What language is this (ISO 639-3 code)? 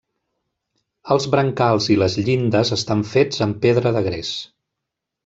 cat